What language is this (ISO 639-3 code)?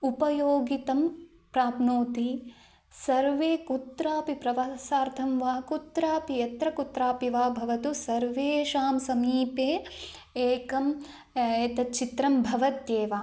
san